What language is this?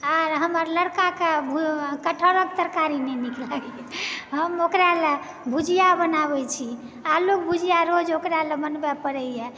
Maithili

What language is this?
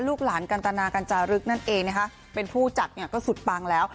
Thai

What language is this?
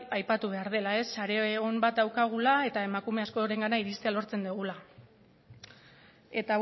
Basque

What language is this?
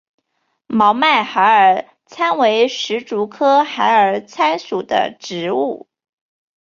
Chinese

